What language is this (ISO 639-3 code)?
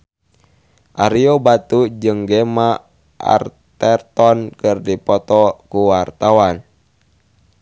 sun